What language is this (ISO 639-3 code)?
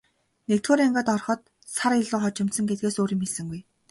mon